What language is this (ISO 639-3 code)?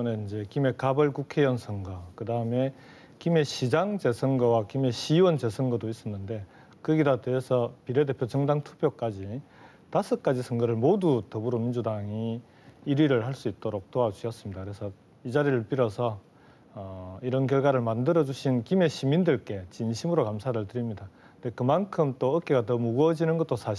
kor